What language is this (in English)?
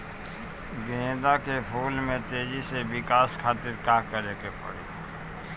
Bhojpuri